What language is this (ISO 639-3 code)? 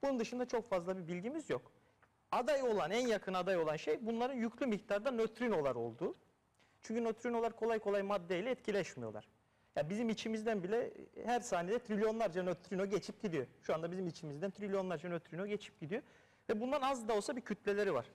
tur